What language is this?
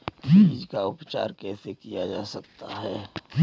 Hindi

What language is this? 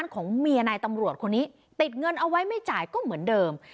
Thai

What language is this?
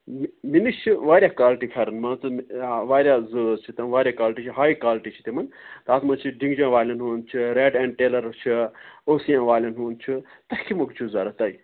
Kashmiri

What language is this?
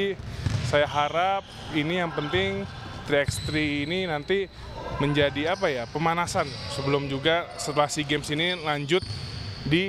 Indonesian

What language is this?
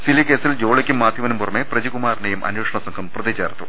Malayalam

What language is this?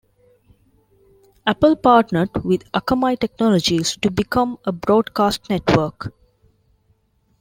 English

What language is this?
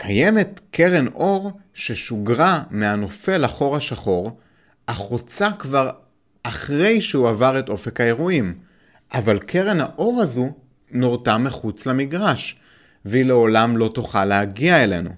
Hebrew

